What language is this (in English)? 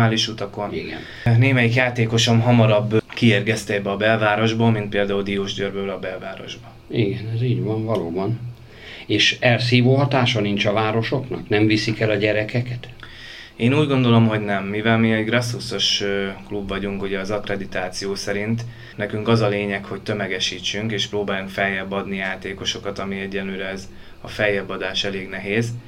Hungarian